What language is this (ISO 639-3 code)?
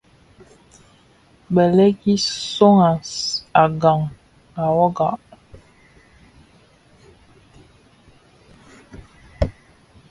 ksf